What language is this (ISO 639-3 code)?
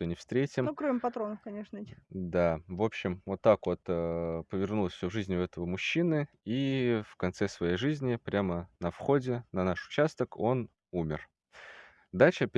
rus